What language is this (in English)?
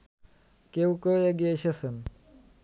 Bangla